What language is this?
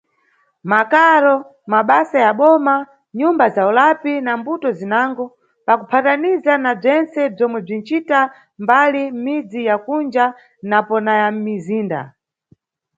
Nyungwe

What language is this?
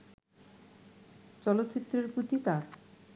Bangla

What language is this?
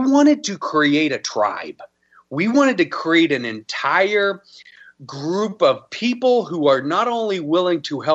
English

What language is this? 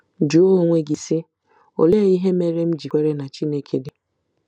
Igbo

